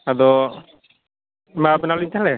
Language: Santali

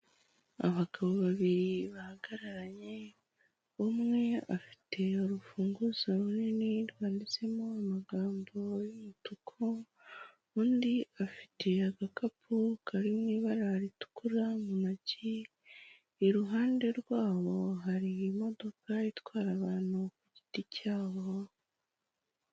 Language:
Kinyarwanda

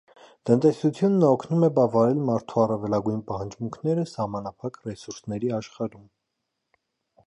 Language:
Armenian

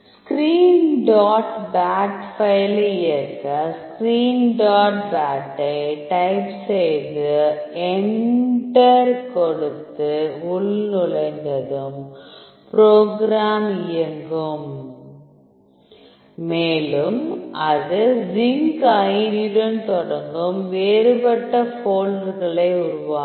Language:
Tamil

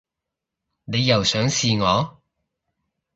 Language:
Cantonese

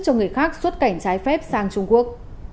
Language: Vietnamese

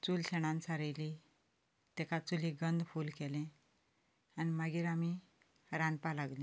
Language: Konkani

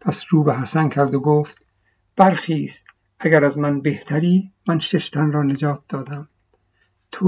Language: Persian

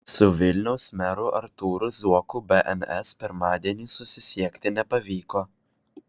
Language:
Lithuanian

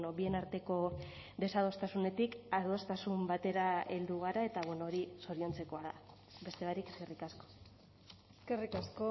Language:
Basque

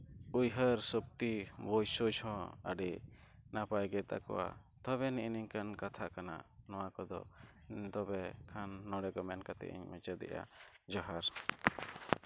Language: Santali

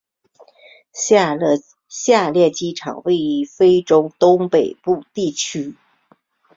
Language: Chinese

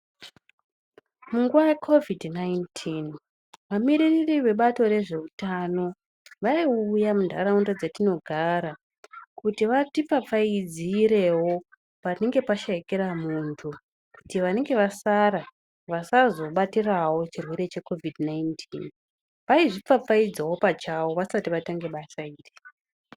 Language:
Ndau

